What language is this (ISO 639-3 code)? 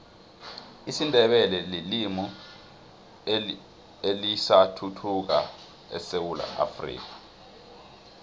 nbl